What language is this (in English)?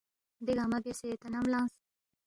Balti